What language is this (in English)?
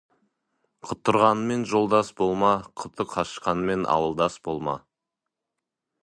Kazakh